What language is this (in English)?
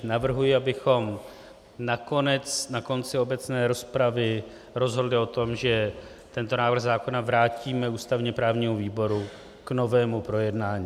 Czech